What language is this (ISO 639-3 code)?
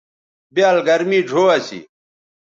btv